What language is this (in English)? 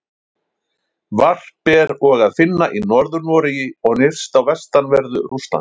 Icelandic